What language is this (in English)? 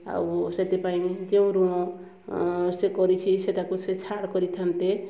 Odia